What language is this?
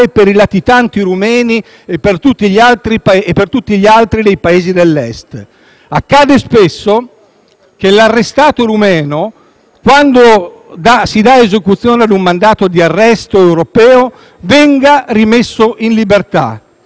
Italian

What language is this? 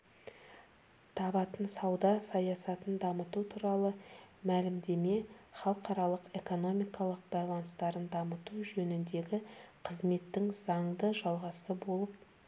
Kazakh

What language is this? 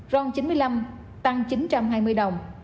Vietnamese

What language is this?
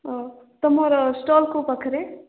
Odia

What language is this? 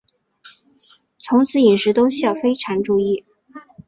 Chinese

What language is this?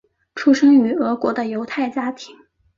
Chinese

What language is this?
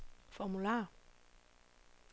Danish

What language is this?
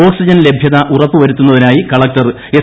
Malayalam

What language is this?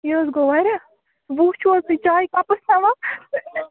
Kashmiri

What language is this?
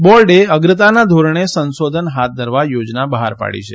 Gujarati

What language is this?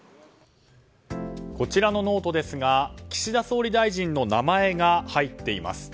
Japanese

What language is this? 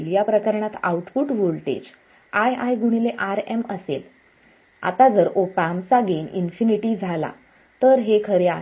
Marathi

